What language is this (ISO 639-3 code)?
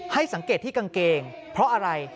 tha